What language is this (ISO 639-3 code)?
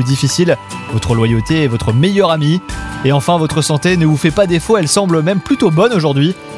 fra